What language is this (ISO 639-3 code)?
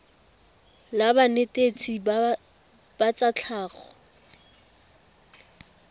tsn